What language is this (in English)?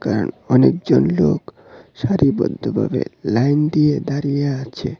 Bangla